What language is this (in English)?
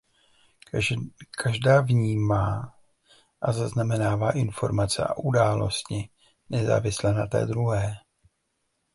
Czech